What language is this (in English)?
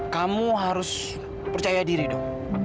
Indonesian